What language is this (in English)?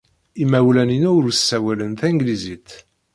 Kabyle